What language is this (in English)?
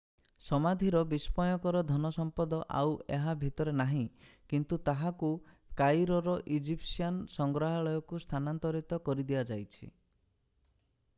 Odia